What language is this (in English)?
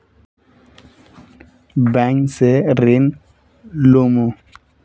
Magahi